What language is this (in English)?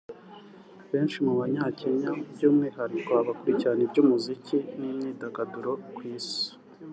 Kinyarwanda